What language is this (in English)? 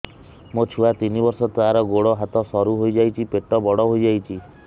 Odia